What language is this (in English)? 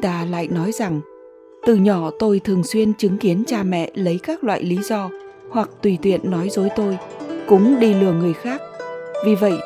Vietnamese